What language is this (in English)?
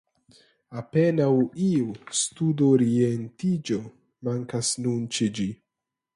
Esperanto